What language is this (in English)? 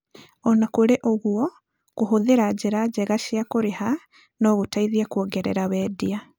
Kikuyu